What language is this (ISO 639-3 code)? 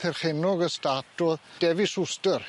cym